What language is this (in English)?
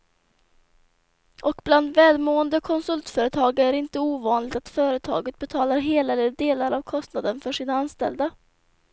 Swedish